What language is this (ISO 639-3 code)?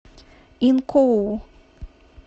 rus